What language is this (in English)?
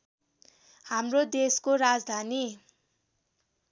Nepali